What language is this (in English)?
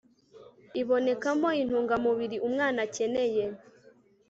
Kinyarwanda